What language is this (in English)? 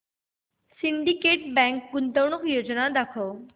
Marathi